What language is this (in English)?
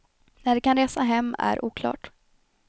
Swedish